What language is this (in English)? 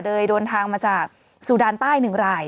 Thai